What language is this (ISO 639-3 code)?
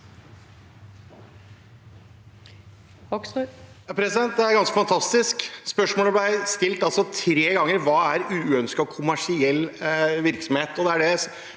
nor